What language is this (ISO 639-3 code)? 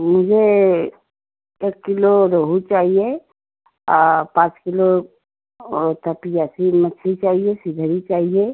hin